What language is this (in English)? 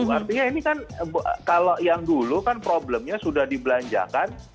Indonesian